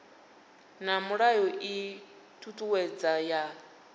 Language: Venda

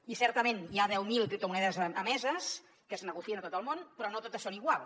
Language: Catalan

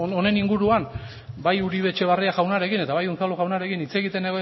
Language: Basque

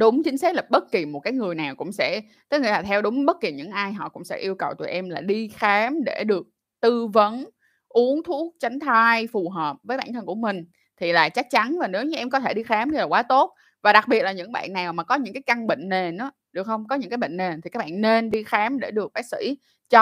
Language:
Vietnamese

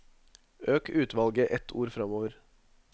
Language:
Norwegian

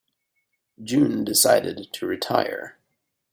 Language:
English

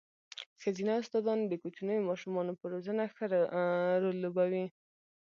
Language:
Pashto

